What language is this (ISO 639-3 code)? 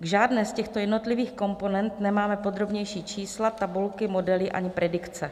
ces